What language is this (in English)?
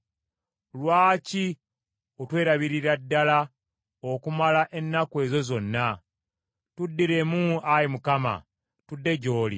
Ganda